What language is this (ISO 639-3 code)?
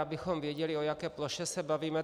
ces